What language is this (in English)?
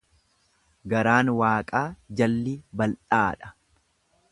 Oromo